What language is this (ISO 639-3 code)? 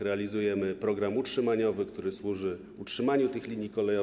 pol